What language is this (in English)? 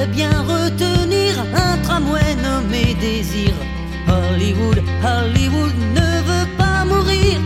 French